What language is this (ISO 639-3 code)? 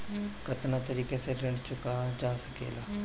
bho